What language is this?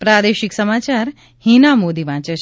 Gujarati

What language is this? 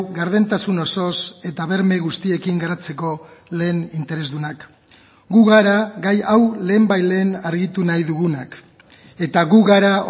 Basque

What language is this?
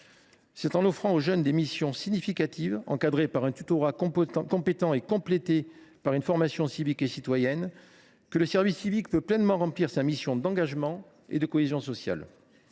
French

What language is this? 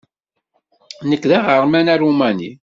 Kabyle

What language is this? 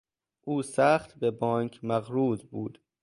Persian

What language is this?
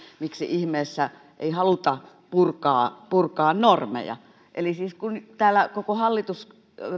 Finnish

